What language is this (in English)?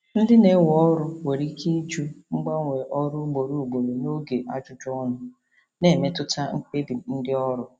Igbo